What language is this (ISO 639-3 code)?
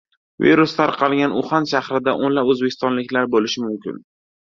uzb